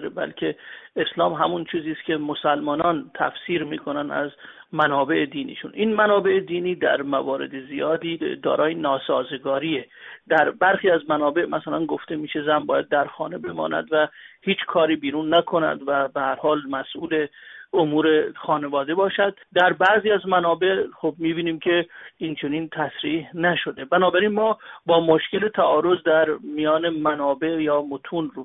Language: Persian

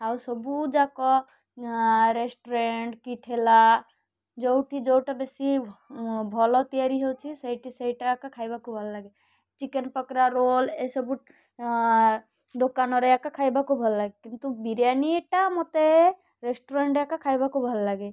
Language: Odia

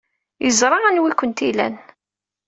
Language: Kabyle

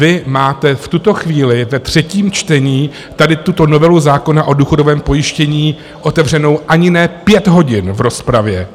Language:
Czech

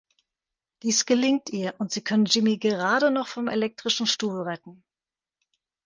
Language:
German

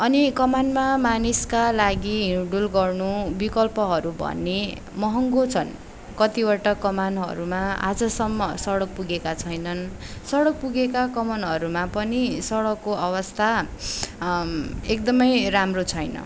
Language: Nepali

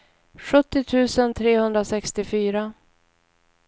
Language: Swedish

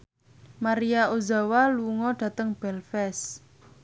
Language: Javanese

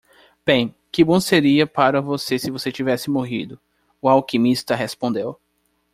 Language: Portuguese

